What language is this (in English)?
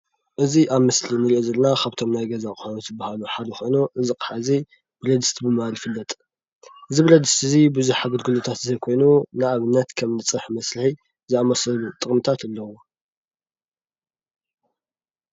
Tigrinya